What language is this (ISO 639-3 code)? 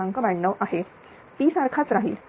mar